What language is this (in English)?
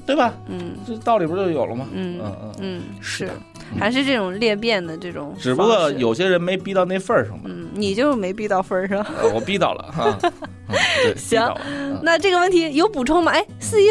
Chinese